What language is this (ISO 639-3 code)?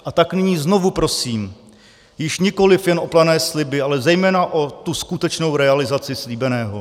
ces